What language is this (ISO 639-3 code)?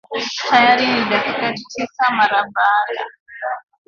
swa